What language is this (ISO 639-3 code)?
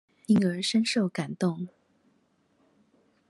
zho